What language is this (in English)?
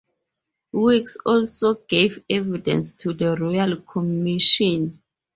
English